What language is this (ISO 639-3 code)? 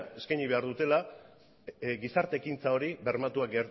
eus